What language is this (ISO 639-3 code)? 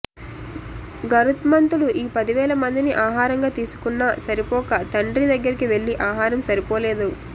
tel